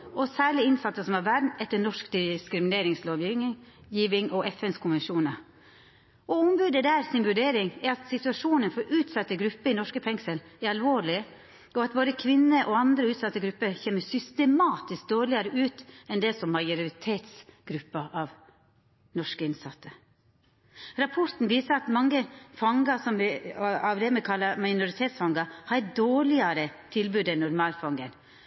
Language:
Norwegian Nynorsk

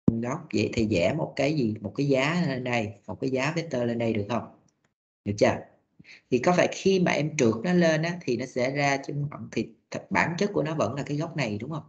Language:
Vietnamese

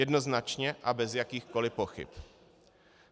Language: Czech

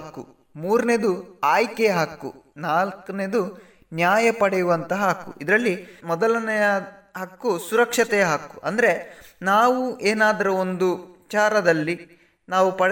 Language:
Kannada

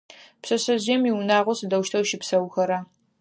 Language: Adyghe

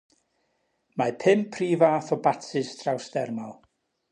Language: Welsh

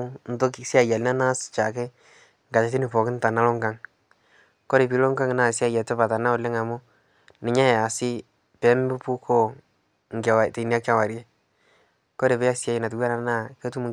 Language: Masai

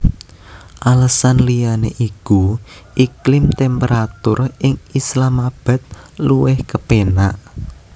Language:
Javanese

